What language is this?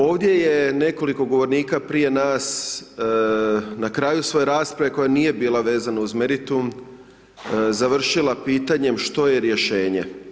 Croatian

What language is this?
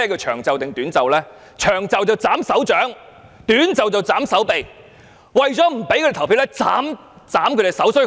Cantonese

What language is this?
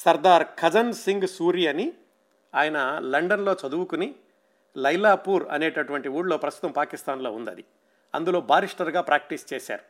Telugu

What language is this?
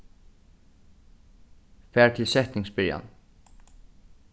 Faroese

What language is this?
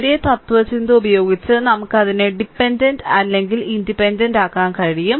Malayalam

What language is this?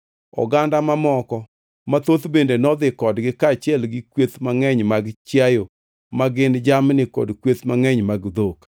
Luo (Kenya and Tanzania)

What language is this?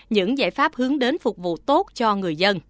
Vietnamese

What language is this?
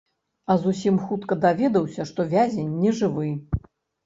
Belarusian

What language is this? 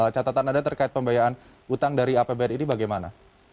Indonesian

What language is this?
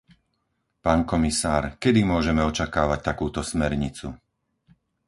Slovak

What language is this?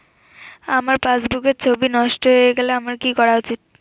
Bangla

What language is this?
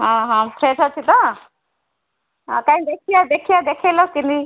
Odia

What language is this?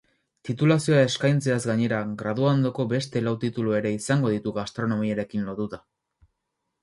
Basque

